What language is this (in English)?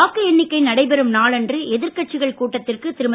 Tamil